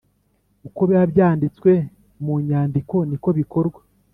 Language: Kinyarwanda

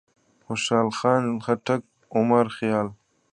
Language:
Pashto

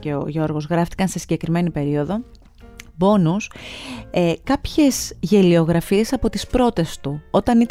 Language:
Greek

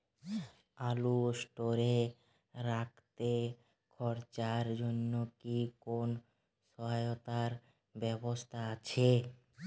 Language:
Bangla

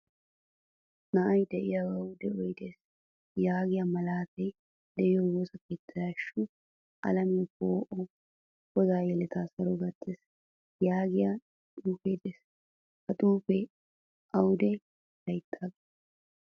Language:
Wolaytta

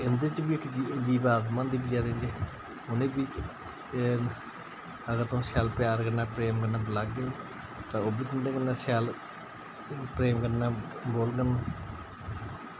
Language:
Dogri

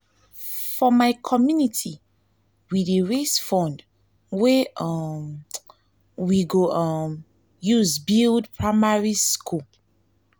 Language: Nigerian Pidgin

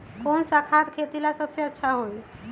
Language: Magahi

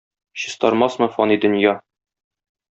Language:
Tatar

